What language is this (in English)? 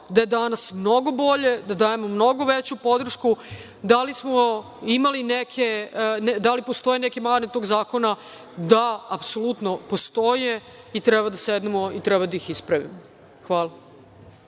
Serbian